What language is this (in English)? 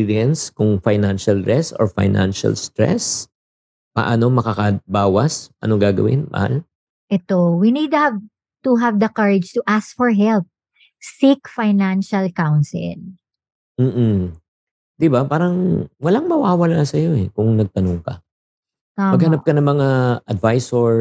Filipino